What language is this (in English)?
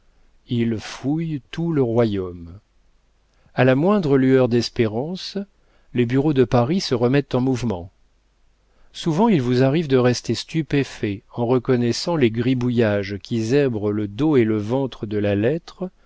French